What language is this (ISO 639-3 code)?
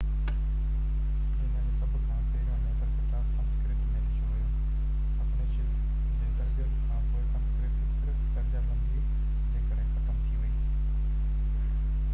snd